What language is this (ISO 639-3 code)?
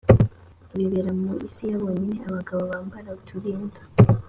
kin